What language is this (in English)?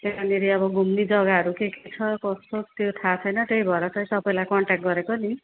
Nepali